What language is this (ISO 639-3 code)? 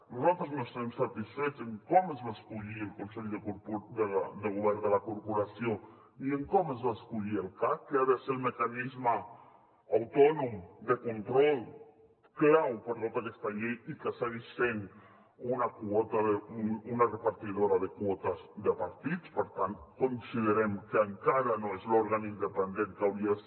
cat